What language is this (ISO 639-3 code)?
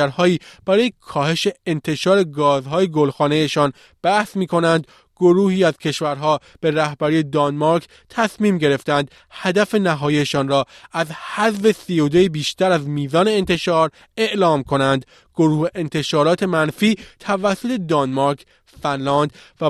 fas